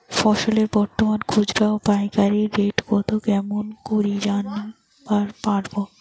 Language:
Bangla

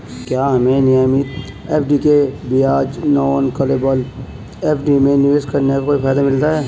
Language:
Hindi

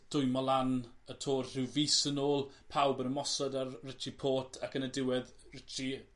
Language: Welsh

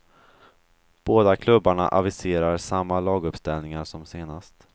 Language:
Swedish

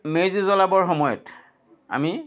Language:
Assamese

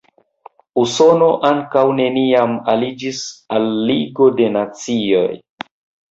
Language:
Esperanto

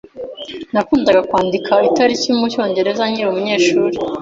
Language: Kinyarwanda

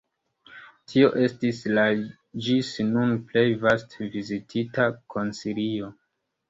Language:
Esperanto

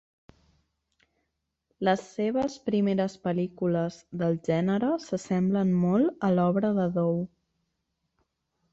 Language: Catalan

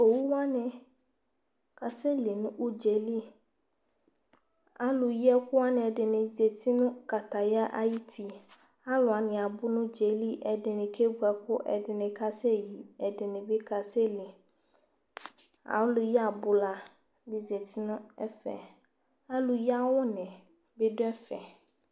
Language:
Ikposo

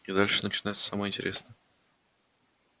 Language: Russian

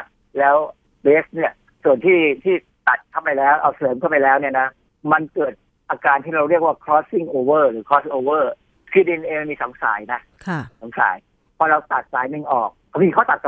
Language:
Thai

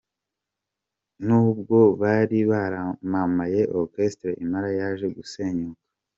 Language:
Kinyarwanda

